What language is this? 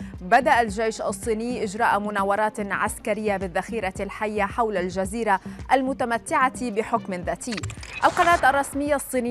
Arabic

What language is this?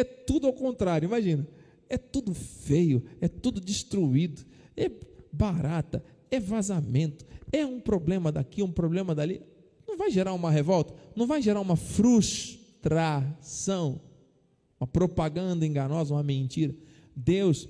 Portuguese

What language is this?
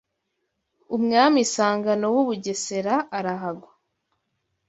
Kinyarwanda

